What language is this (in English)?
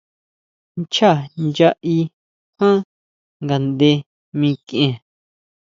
Huautla Mazatec